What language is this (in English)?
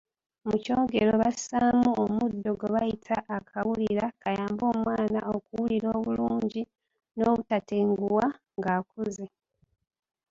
Ganda